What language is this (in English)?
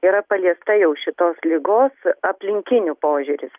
Lithuanian